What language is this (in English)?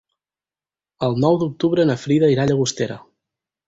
Catalan